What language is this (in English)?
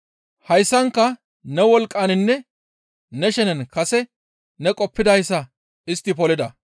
Gamo